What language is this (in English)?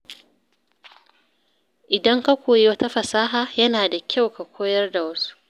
Hausa